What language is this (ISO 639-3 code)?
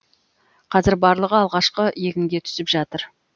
kaz